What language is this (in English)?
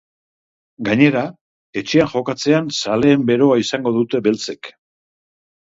Basque